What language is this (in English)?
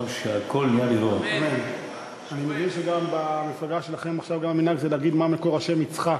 Hebrew